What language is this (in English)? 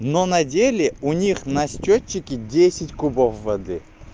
Russian